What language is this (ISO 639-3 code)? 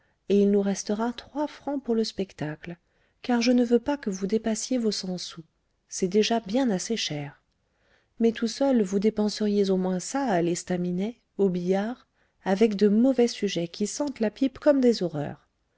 fra